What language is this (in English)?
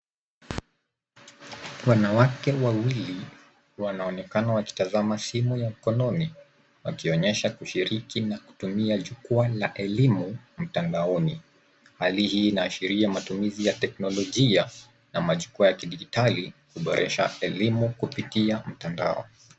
Swahili